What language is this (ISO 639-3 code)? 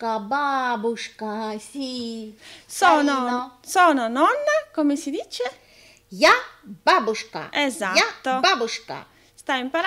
ita